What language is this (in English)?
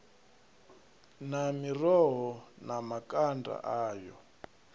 Venda